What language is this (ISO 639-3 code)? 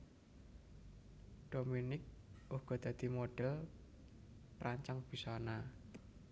jav